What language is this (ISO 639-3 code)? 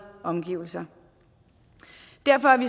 dan